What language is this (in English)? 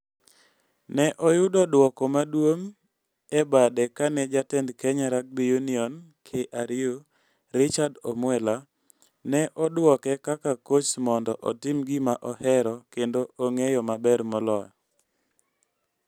Luo (Kenya and Tanzania)